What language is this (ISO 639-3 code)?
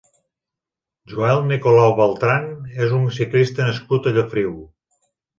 cat